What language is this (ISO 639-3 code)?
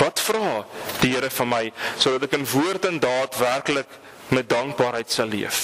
nld